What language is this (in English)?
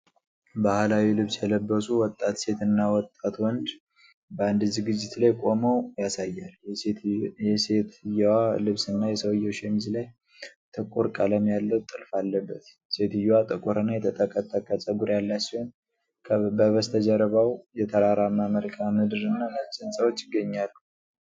Amharic